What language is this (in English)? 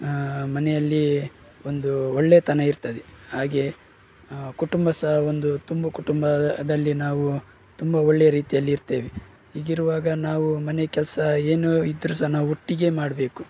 Kannada